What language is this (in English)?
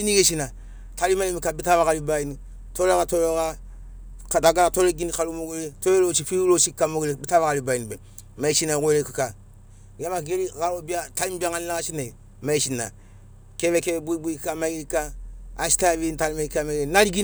Sinaugoro